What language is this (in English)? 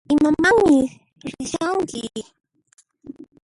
Puno Quechua